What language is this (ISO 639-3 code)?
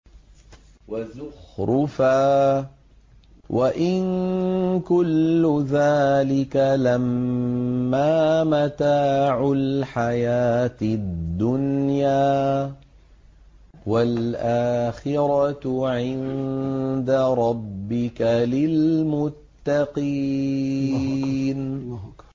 ara